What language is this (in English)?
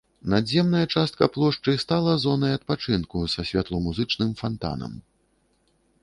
Belarusian